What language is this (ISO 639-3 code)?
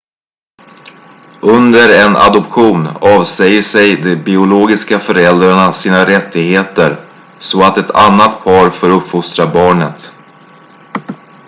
swe